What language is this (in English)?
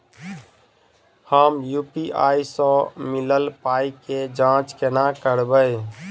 Maithili